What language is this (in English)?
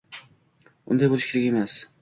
Uzbek